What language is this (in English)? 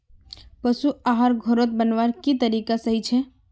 Magahi